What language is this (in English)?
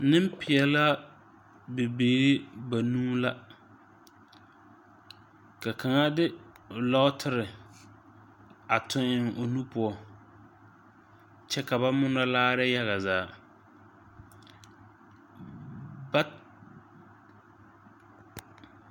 Southern Dagaare